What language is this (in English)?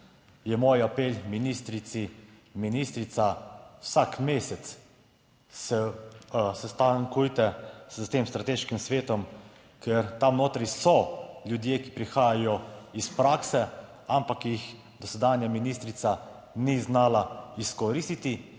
Slovenian